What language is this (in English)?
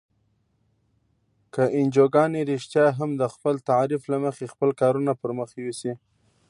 Pashto